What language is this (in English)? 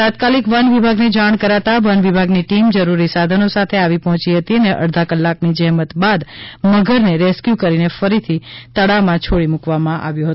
Gujarati